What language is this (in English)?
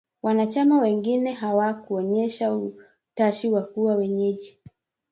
Swahili